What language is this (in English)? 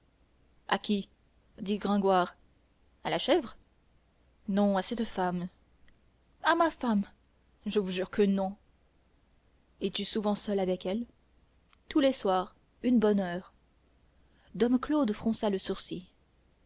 French